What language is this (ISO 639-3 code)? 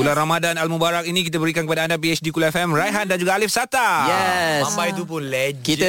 msa